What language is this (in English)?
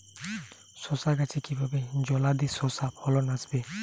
Bangla